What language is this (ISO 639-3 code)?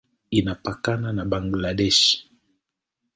swa